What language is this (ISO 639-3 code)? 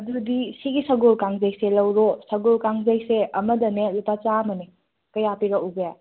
mni